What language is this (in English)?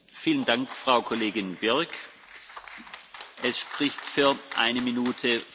French